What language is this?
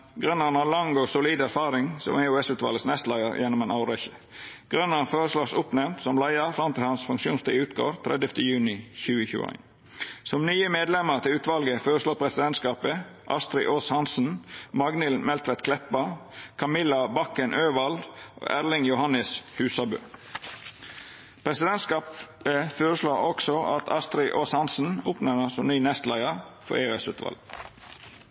Norwegian Nynorsk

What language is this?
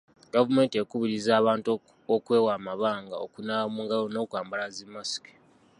Ganda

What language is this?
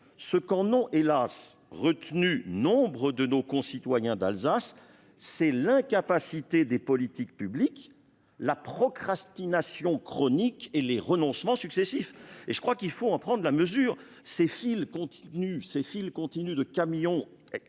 French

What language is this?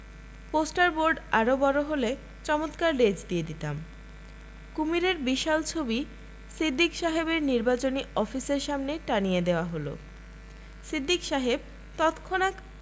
Bangla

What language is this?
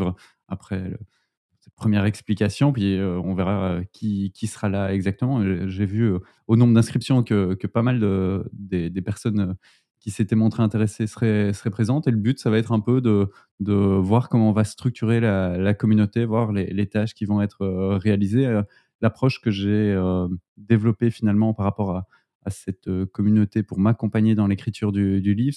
French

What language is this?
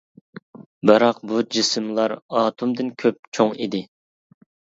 Uyghur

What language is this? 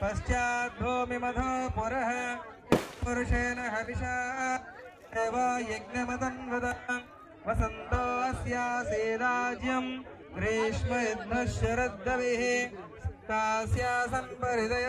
Telugu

